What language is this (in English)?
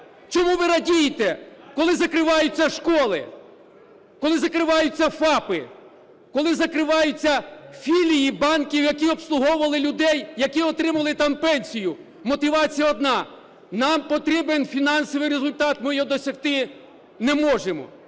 Ukrainian